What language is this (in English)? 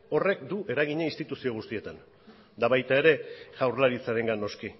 Basque